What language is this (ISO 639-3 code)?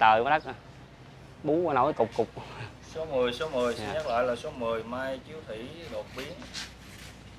vie